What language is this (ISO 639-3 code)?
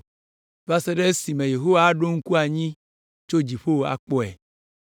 ewe